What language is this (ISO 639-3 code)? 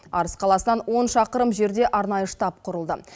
kaz